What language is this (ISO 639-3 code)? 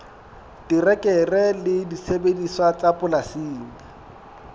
sot